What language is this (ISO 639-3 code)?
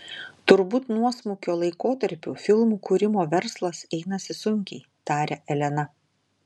lit